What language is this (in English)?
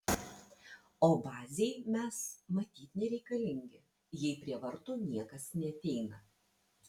Lithuanian